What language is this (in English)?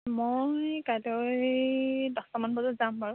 Assamese